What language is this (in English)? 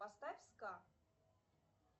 Russian